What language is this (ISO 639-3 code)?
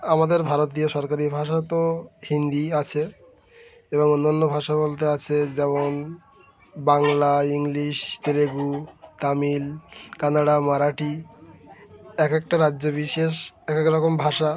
ben